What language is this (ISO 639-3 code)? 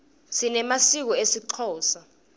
ssw